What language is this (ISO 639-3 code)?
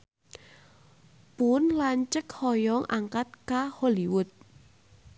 sun